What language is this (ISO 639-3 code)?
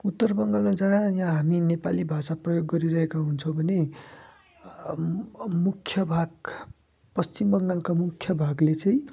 nep